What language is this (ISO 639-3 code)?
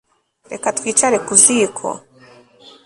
kin